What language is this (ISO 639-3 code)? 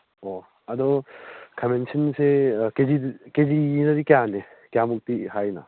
mni